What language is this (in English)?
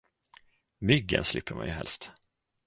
Swedish